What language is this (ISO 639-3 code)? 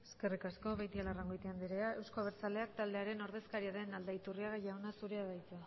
eus